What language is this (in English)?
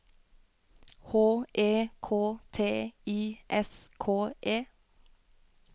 Norwegian